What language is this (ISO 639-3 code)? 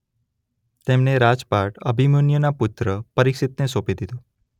guj